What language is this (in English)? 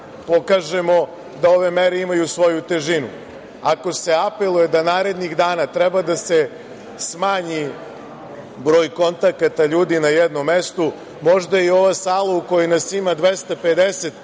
Serbian